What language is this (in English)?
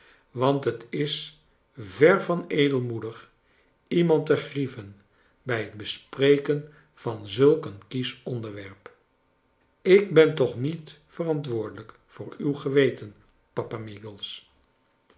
Dutch